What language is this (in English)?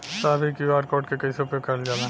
Bhojpuri